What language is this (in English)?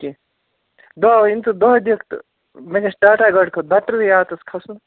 Kashmiri